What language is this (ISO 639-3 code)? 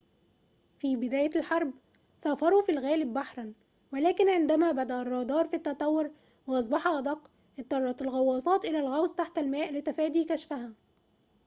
ara